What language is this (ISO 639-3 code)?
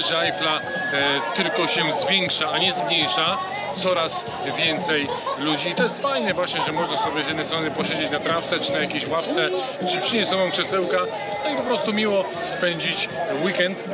pol